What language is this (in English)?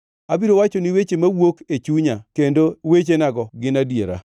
Luo (Kenya and Tanzania)